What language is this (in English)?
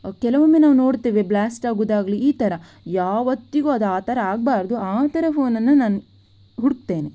Kannada